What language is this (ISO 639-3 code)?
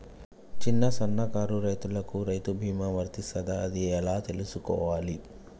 tel